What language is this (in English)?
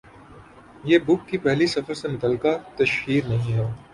Urdu